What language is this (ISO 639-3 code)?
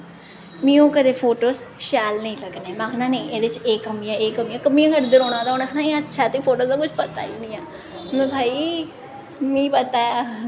doi